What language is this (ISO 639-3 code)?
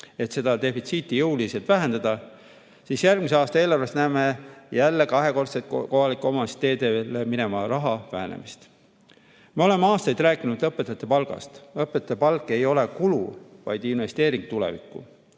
est